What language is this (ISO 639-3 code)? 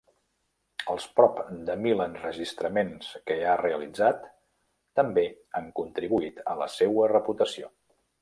cat